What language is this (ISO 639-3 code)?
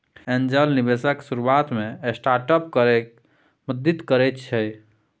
mai